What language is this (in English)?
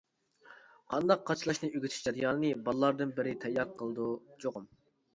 Uyghur